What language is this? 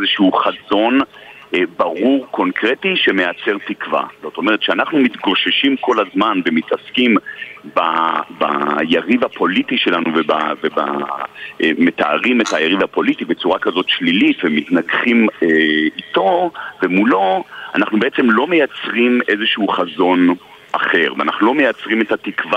Hebrew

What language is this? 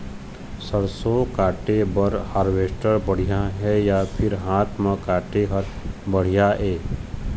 Chhattisgarhi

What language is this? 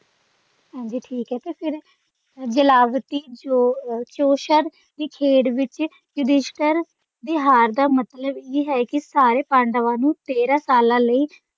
Punjabi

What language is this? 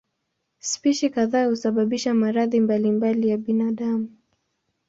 Swahili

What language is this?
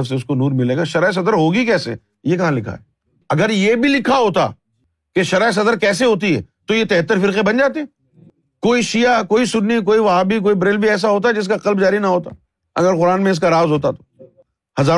Urdu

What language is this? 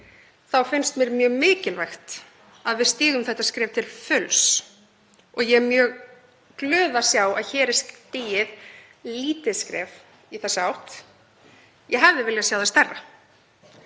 Icelandic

